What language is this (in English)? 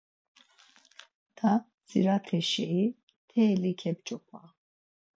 Laz